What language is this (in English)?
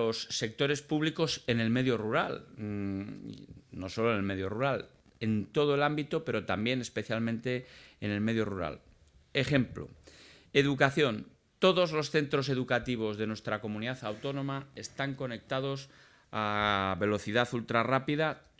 Spanish